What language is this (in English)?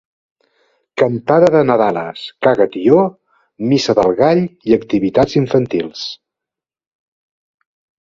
Catalan